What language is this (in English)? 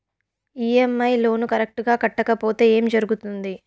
Telugu